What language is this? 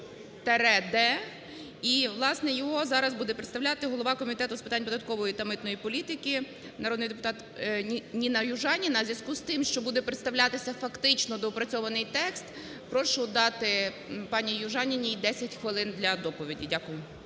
Ukrainian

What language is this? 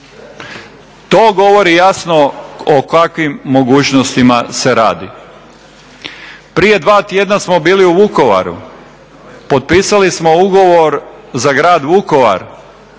Croatian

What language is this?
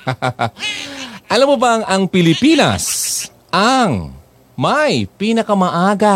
Filipino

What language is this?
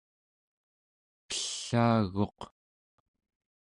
Central Yupik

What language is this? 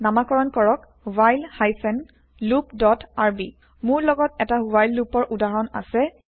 Assamese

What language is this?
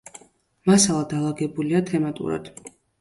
Georgian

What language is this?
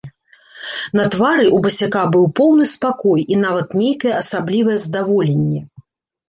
Belarusian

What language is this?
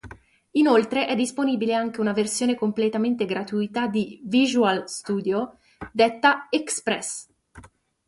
Italian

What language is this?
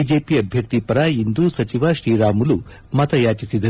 Kannada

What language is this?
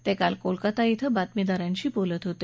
Marathi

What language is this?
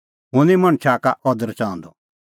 Kullu Pahari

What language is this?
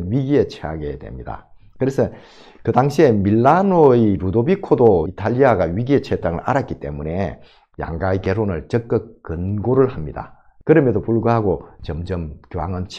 Korean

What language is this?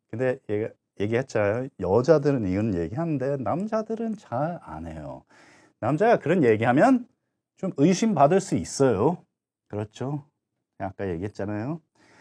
Korean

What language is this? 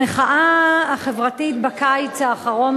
Hebrew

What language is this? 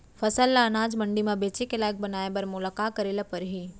Chhattisgarhi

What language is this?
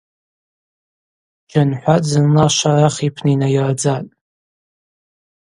Abaza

